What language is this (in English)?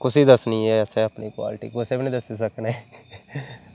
Dogri